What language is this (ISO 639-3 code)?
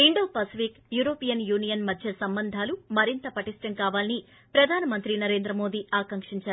tel